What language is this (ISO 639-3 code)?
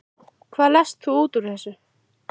isl